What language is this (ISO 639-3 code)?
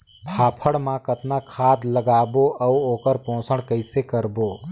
hne